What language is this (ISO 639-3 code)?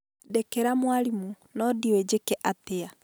kik